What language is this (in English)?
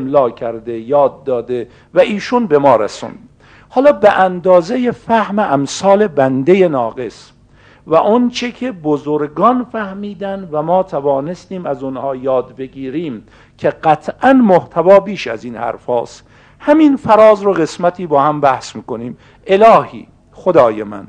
Persian